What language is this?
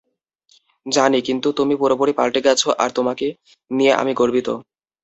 Bangla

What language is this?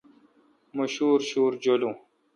Kalkoti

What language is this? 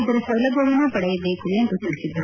Kannada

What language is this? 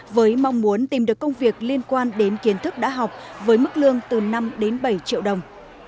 Vietnamese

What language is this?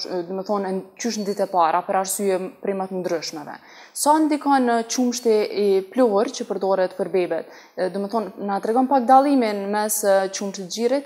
Romanian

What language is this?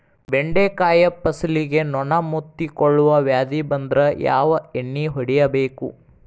Kannada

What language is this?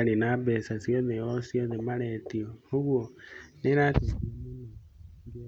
Kikuyu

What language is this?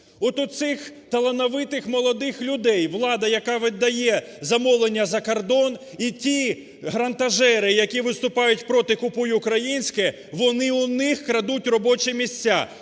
Ukrainian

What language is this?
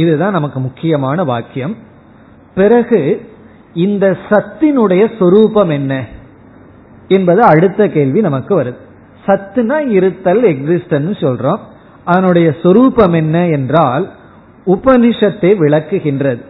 Tamil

